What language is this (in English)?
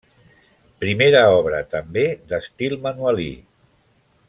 Catalan